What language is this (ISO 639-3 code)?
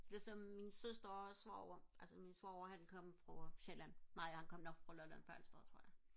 dan